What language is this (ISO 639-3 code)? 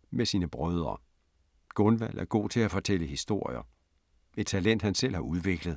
dan